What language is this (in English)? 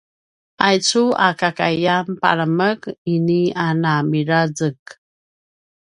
Paiwan